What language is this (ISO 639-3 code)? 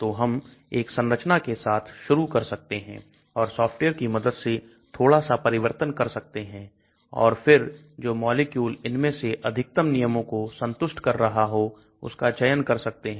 hin